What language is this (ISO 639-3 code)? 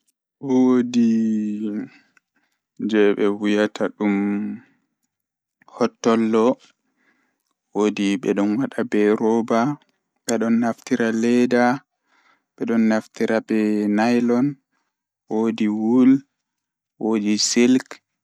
ful